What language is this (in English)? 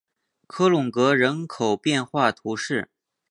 Chinese